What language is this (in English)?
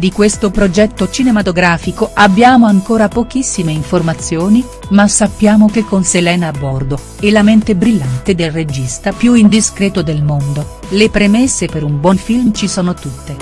Italian